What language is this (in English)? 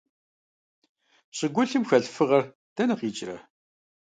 Kabardian